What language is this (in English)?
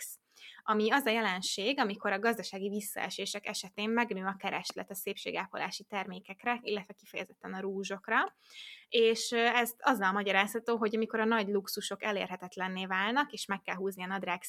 Hungarian